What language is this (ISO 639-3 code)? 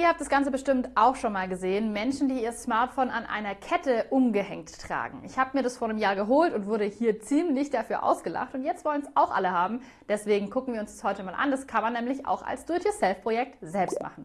deu